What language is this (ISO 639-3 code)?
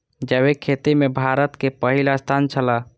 mai